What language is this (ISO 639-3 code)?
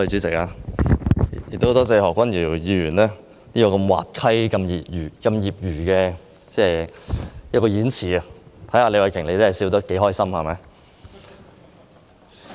yue